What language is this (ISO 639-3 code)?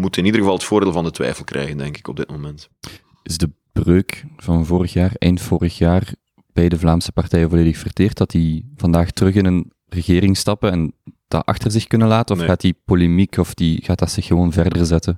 nld